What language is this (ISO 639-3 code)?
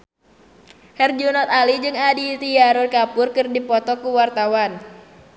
sun